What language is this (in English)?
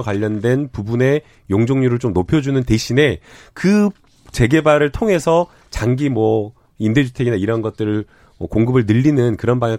Korean